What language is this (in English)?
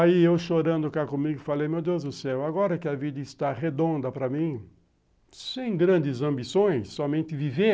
Portuguese